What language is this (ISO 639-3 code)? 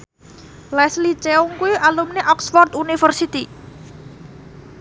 jav